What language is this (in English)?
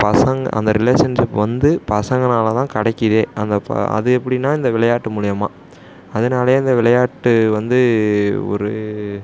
Tamil